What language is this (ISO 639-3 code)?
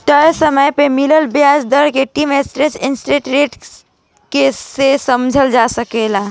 bho